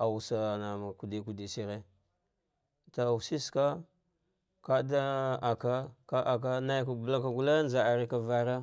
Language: Dghwede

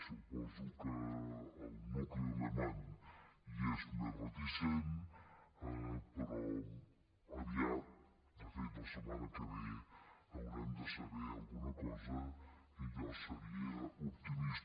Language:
Catalan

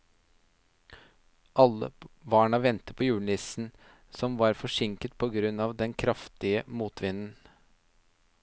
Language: Norwegian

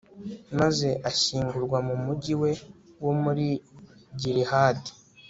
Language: Kinyarwanda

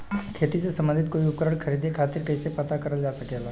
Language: Bhojpuri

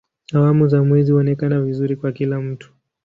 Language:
Swahili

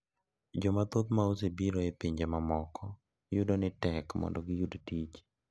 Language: Luo (Kenya and Tanzania)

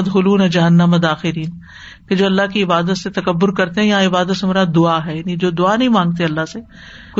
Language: Urdu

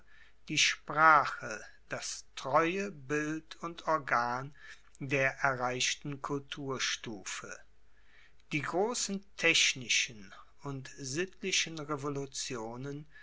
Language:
German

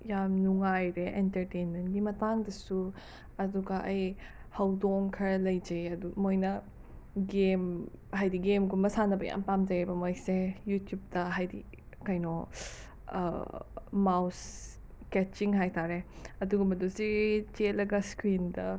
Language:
Manipuri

